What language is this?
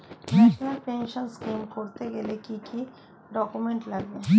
Bangla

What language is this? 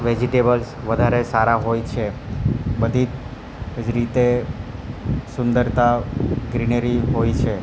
Gujarati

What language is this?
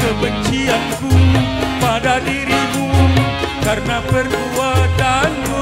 Indonesian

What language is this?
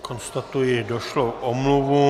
Czech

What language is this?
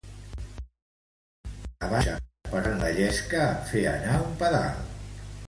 Catalan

